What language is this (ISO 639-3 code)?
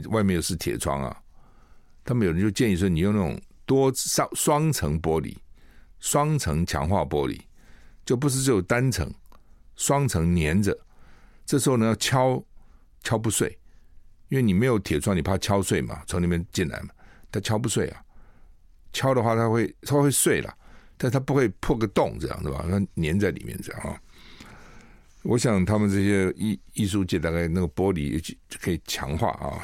zho